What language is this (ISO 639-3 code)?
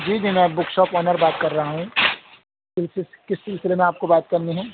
urd